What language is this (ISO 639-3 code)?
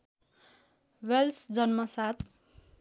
nep